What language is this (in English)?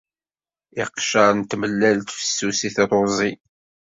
Kabyle